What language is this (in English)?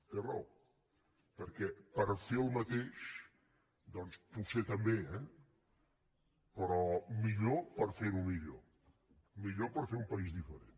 Catalan